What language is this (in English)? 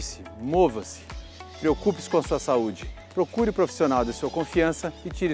Portuguese